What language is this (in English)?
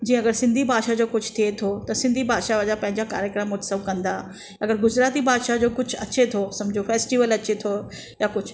Sindhi